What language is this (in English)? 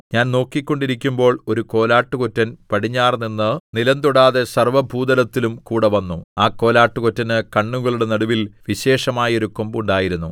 Malayalam